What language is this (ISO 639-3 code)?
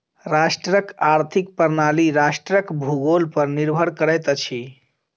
mai